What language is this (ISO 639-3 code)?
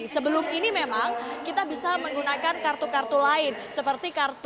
ind